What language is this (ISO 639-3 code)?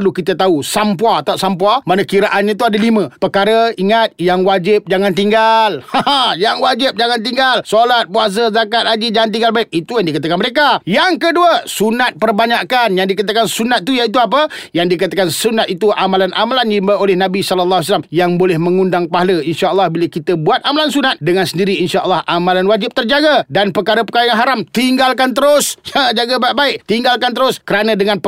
msa